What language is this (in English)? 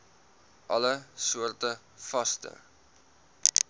Afrikaans